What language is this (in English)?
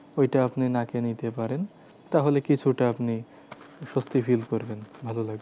Bangla